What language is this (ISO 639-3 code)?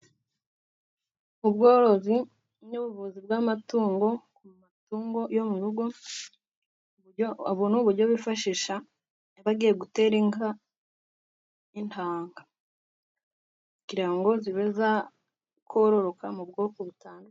kin